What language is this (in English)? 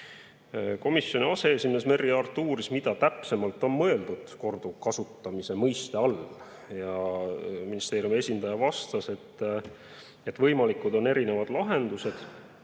Estonian